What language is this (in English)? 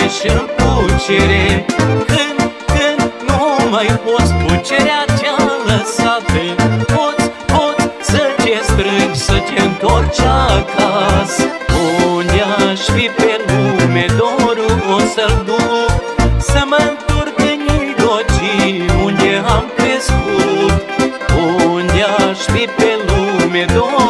Romanian